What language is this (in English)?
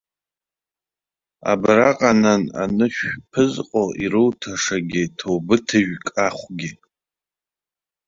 Abkhazian